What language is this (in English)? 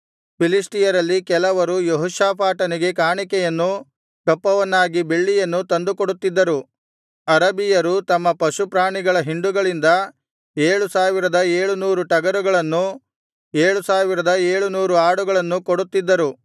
Kannada